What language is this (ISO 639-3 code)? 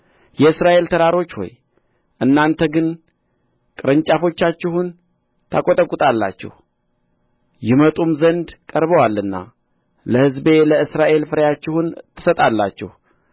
amh